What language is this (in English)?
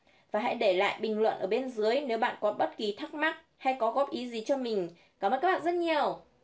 Vietnamese